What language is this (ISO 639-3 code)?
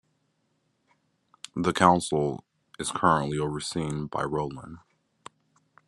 eng